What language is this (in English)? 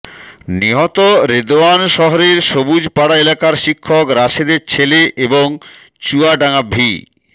Bangla